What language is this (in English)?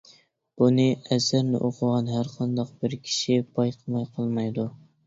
Uyghur